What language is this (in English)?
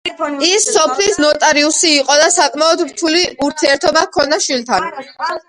Georgian